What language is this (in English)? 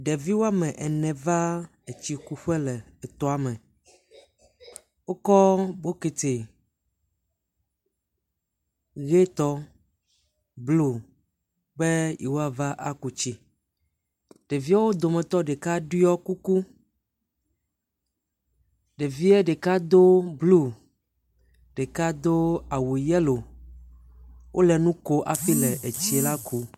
Ewe